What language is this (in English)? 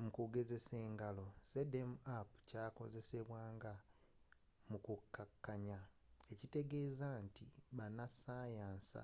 Ganda